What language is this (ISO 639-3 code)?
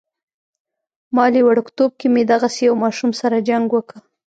pus